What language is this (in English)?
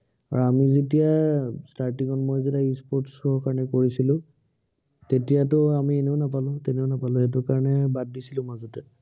Assamese